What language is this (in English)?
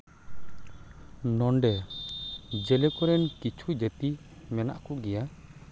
Santali